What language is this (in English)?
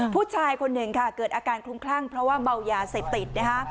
Thai